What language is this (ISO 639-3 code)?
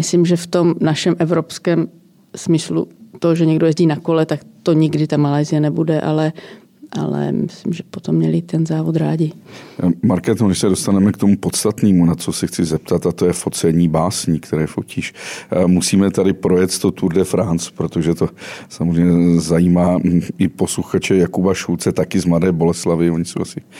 ces